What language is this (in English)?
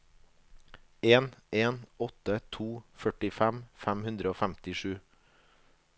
Norwegian